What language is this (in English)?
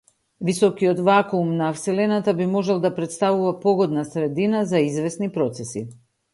Macedonian